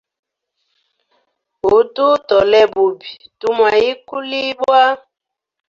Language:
Hemba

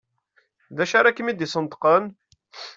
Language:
Kabyle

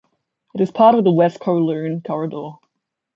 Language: English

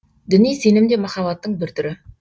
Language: Kazakh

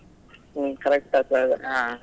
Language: Kannada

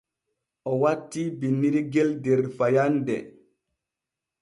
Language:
Borgu Fulfulde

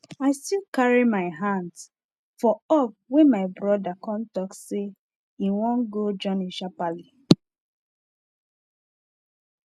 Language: Nigerian Pidgin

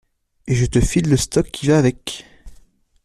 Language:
French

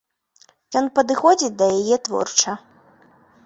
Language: Belarusian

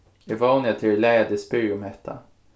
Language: Faroese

